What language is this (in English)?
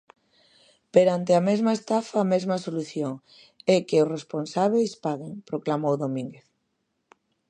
Galician